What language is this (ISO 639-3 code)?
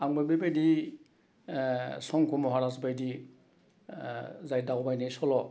brx